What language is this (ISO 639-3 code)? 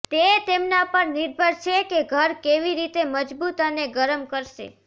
guj